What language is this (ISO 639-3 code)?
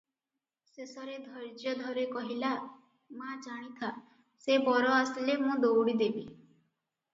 ori